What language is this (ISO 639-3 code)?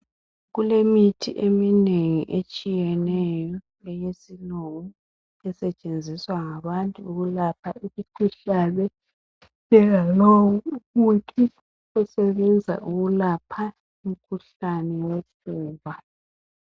nde